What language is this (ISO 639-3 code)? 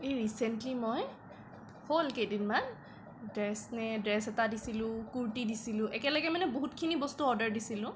asm